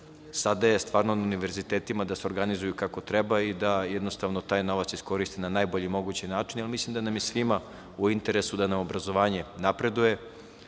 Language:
Serbian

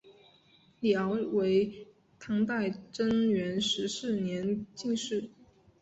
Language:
Chinese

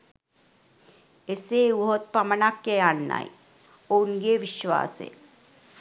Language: Sinhala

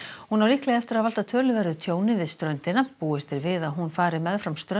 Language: Icelandic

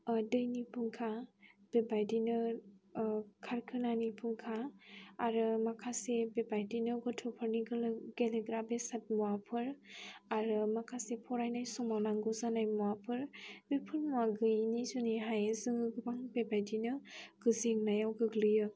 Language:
Bodo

